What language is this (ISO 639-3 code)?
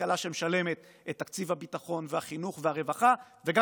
heb